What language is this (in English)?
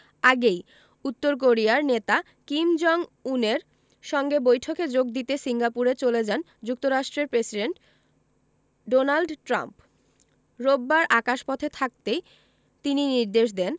Bangla